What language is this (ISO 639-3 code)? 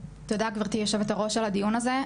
heb